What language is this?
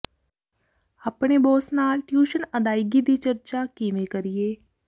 Punjabi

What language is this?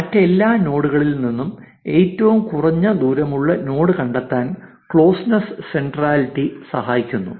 Malayalam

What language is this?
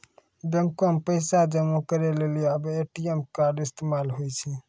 Maithili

